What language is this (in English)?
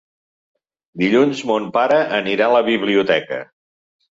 Catalan